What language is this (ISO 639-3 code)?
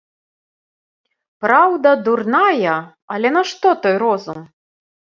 bel